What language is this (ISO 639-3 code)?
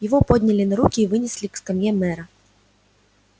rus